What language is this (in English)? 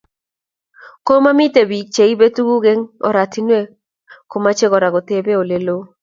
Kalenjin